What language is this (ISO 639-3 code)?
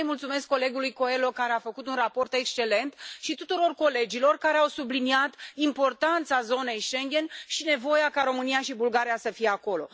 ron